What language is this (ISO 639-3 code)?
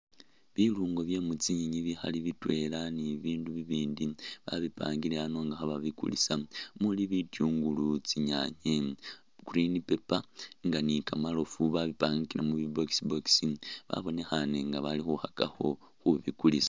myx